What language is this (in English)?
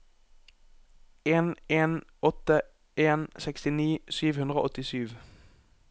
Norwegian